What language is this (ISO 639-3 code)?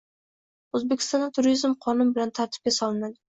uzb